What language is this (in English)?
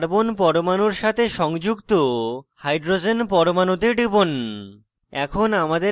Bangla